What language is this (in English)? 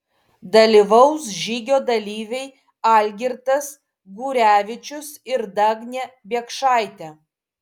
Lithuanian